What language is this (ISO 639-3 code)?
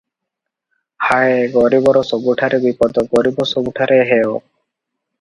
ori